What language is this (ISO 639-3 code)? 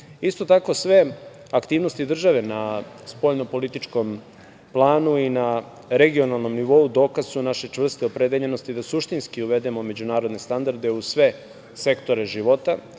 srp